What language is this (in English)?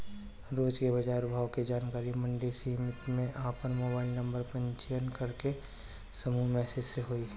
Bhojpuri